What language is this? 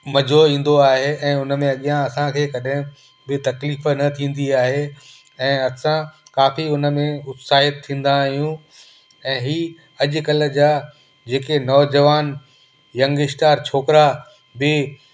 Sindhi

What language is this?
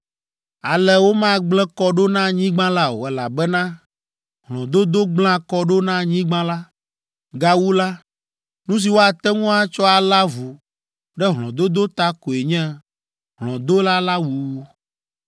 Ewe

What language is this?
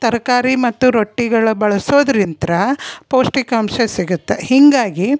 Kannada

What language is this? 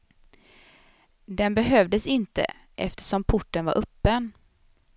Swedish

